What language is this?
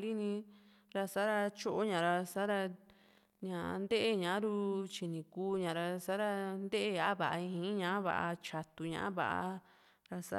Juxtlahuaca Mixtec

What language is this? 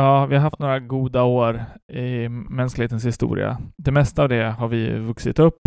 Swedish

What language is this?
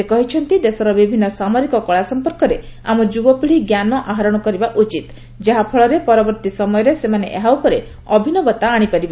Odia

